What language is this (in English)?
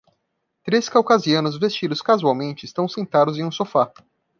Portuguese